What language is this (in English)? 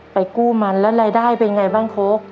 Thai